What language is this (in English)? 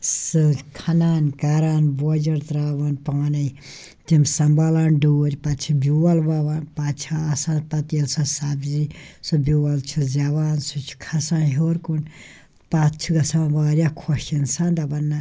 Kashmiri